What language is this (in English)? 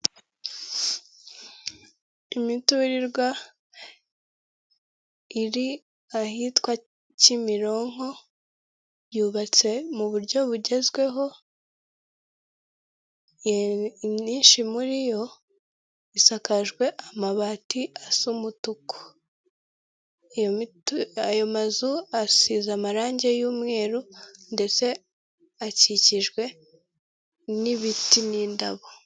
Kinyarwanda